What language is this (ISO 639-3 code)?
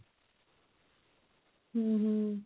ori